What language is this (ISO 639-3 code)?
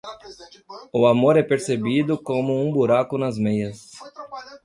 por